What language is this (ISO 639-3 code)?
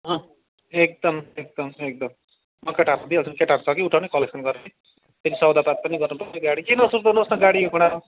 nep